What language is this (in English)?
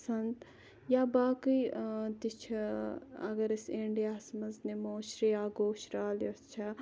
Kashmiri